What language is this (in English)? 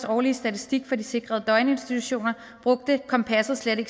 Danish